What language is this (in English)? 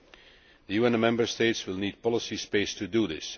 English